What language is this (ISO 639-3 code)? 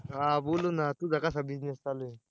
mar